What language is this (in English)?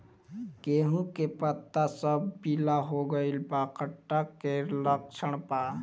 Bhojpuri